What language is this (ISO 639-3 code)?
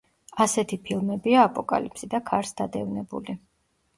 kat